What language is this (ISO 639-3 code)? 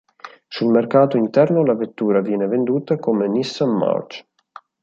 ita